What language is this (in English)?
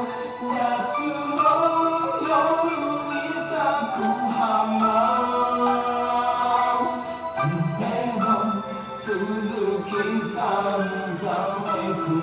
Japanese